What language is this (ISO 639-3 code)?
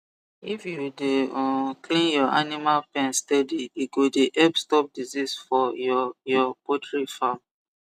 pcm